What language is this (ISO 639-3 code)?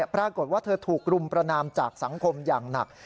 tha